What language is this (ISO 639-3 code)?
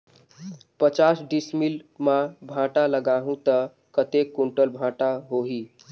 hne